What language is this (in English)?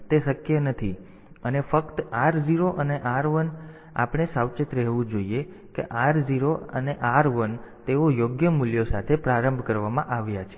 Gujarati